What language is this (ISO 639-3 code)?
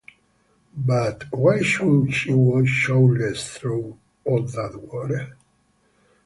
eng